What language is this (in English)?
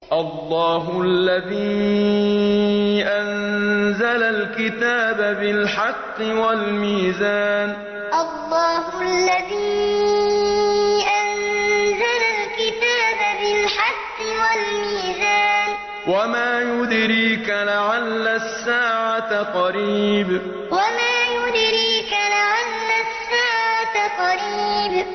Arabic